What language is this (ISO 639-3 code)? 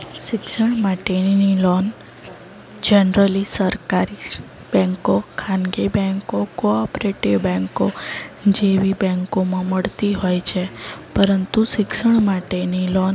guj